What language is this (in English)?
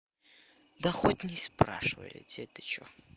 Russian